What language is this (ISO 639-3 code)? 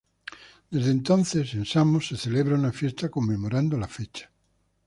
spa